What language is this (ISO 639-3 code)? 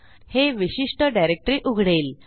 mar